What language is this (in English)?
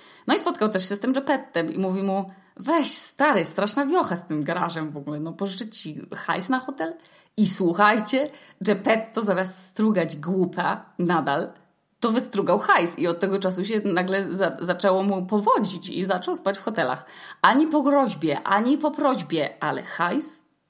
Polish